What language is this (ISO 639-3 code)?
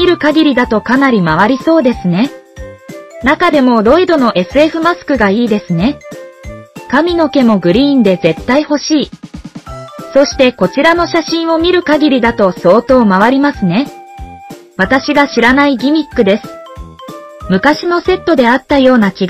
jpn